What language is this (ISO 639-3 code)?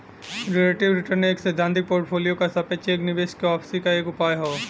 bho